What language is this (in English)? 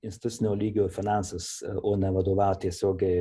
Lithuanian